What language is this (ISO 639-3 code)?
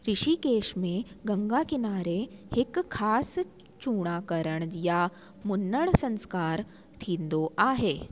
snd